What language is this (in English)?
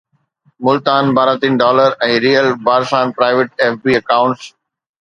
Sindhi